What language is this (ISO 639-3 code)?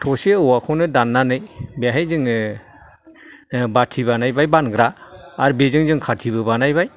brx